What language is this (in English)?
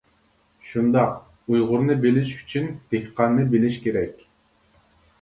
Uyghur